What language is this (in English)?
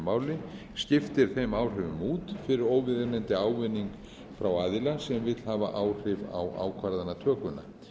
Icelandic